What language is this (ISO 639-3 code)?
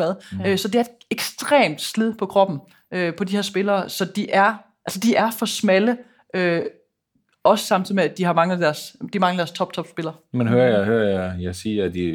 dan